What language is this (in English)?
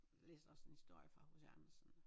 Danish